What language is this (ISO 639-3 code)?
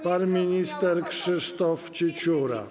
pol